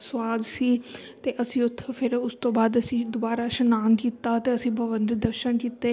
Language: Punjabi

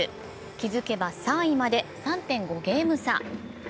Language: Japanese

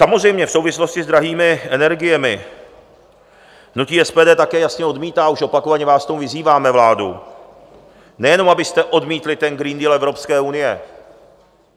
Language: Czech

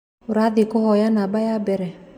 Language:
Kikuyu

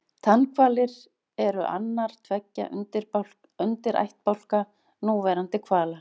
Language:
Icelandic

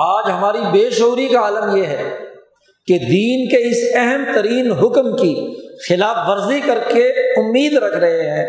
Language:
Urdu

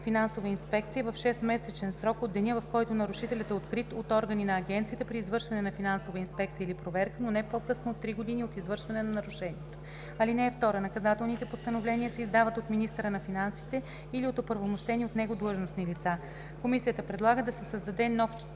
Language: Bulgarian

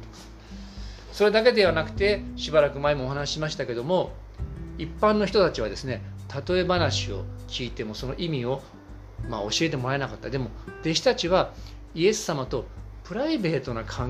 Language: Japanese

